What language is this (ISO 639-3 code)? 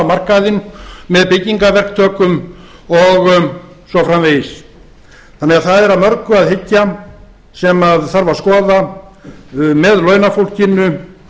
isl